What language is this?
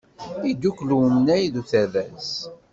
Kabyle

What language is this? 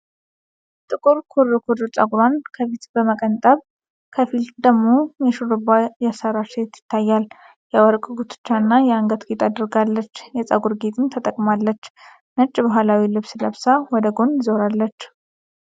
Amharic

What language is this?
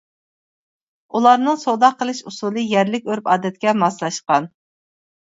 Uyghur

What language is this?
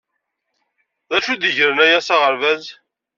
Kabyle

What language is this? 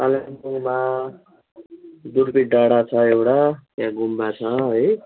Nepali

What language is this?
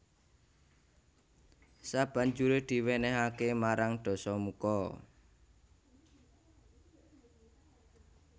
Javanese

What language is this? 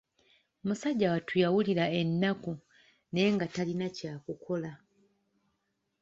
Ganda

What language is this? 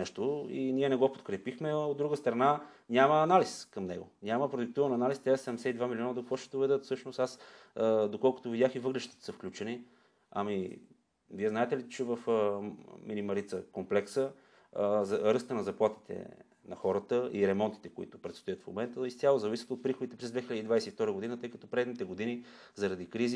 Bulgarian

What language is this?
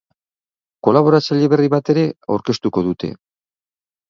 Basque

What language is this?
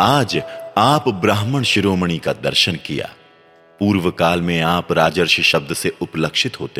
Hindi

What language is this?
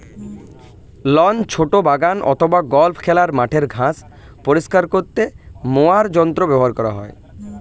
Bangla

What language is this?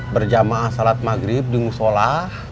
Indonesian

